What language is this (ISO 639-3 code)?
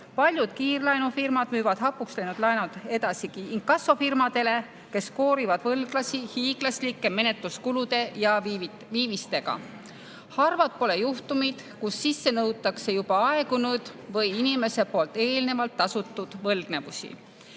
est